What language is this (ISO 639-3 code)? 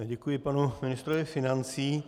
ces